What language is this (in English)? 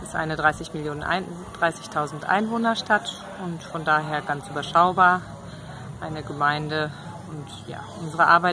German